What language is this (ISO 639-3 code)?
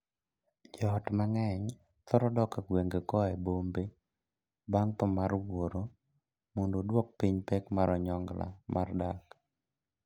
luo